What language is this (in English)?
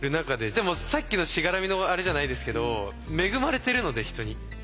Japanese